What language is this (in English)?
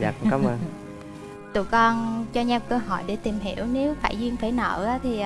Vietnamese